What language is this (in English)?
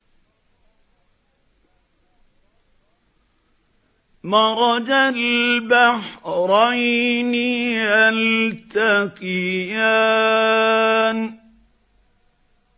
Arabic